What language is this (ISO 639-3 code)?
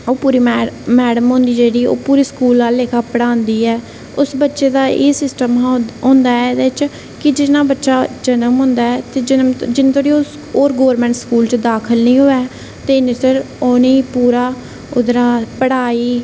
doi